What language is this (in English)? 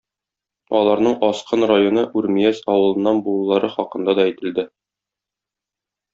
Tatar